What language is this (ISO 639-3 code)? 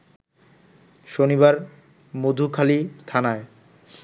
ben